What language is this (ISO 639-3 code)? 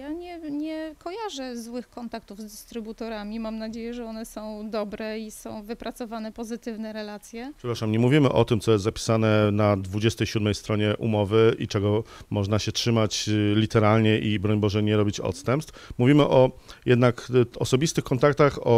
pol